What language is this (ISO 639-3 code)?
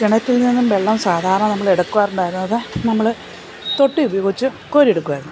mal